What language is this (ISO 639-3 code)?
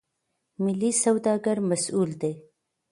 pus